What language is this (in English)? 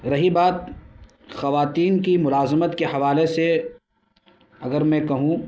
Urdu